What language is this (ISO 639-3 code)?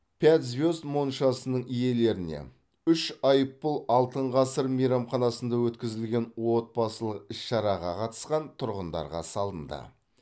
kaz